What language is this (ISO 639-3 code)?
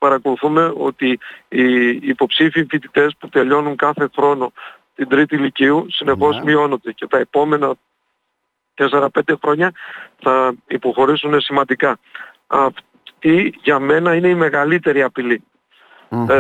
ell